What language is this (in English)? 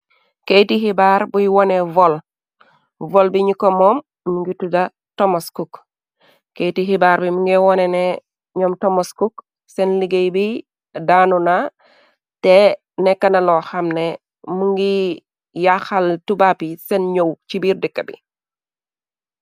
Wolof